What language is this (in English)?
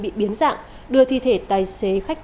Vietnamese